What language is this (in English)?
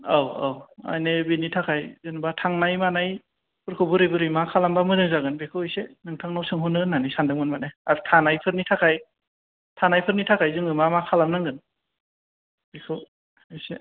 Bodo